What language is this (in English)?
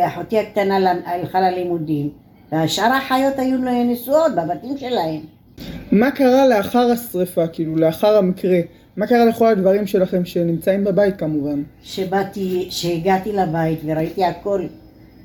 Hebrew